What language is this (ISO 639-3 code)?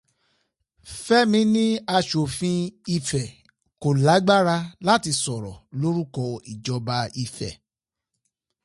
yor